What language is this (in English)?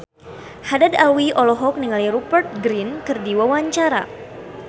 Sundanese